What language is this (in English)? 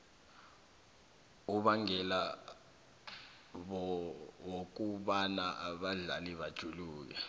South Ndebele